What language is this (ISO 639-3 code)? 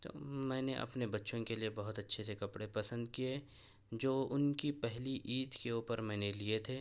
urd